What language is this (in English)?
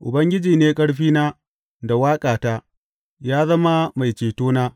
Hausa